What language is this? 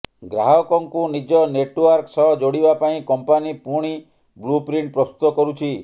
Odia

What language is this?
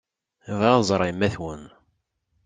Kabyle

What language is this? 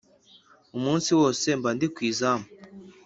Kinyarwanda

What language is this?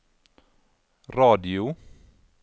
Norwegian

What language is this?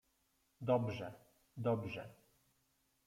Polish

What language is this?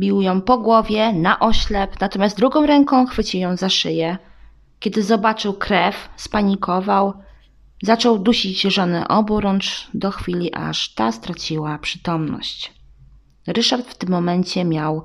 Polish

